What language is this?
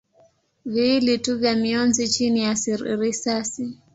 Swahili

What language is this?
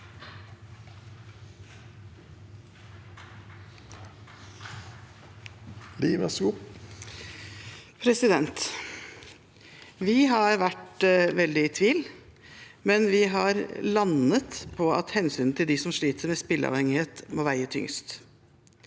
Norwegian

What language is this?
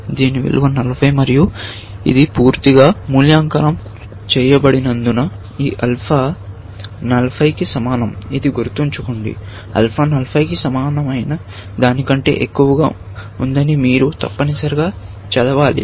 Telugu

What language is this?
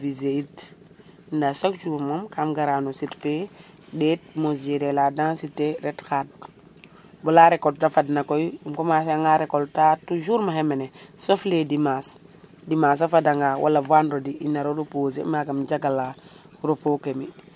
Serer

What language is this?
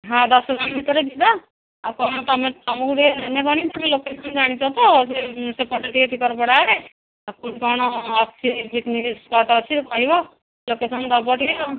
Odia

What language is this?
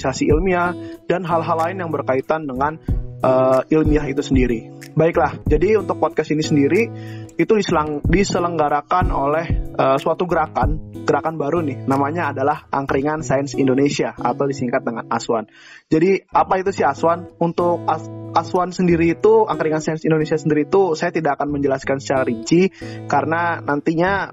Indonesian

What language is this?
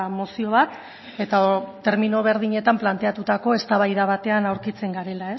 Basque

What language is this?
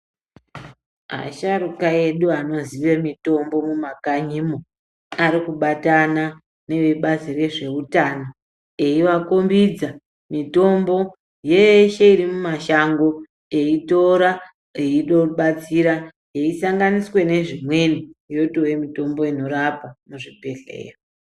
Ndau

